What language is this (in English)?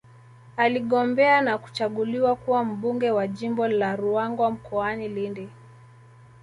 Swahili